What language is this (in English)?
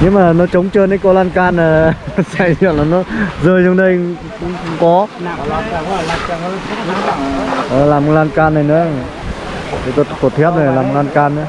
Vietnamese